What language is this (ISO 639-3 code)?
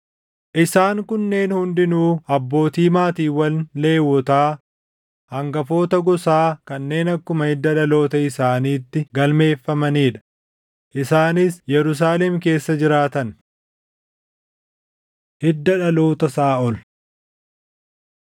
orm